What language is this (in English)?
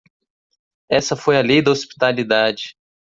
Portuguese